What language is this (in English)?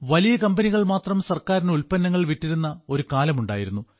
Malayalam